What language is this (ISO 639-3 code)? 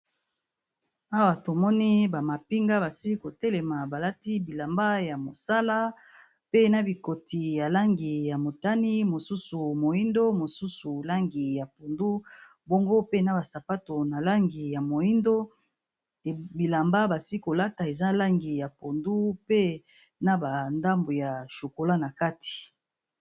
lin